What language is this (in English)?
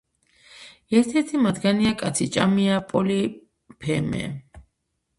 Georgian